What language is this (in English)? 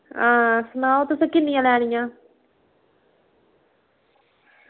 Dogri